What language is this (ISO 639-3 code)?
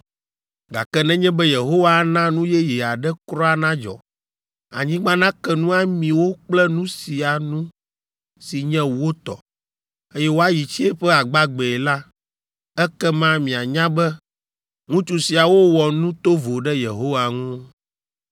ewe